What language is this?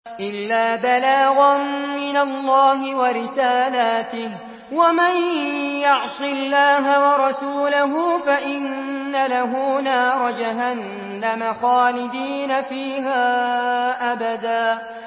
Arabic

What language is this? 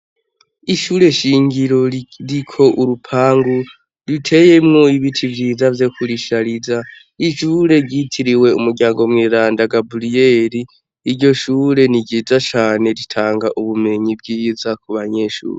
Rundi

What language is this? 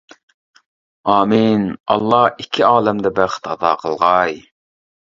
Uyghur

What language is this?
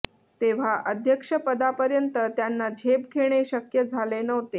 Marathi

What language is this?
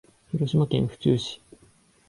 Japanese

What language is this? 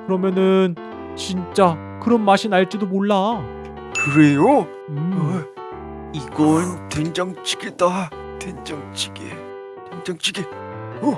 Korean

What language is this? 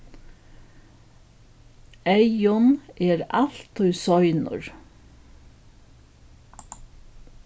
Faroese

